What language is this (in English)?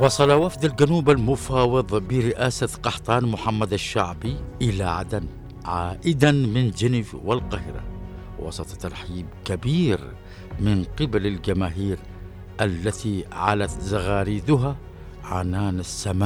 Arabic